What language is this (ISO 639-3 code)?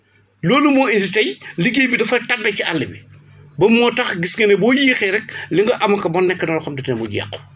wol